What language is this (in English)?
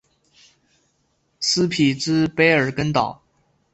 Chinese